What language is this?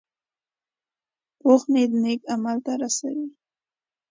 Pashto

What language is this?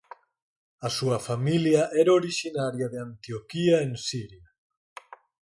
Galician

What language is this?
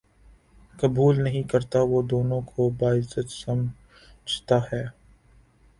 Urdu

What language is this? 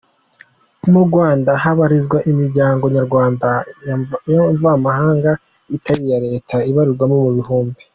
Kinyarwanda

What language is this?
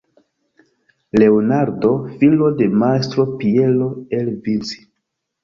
Esperanto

